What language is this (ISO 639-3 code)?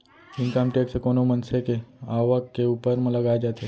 hne